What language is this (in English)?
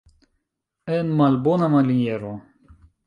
Esperanto